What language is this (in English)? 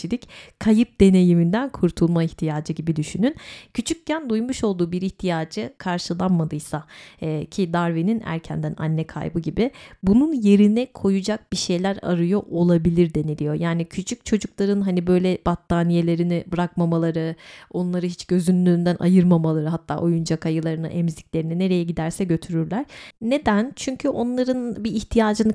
Turkish